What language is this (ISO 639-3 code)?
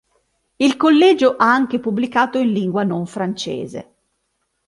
ita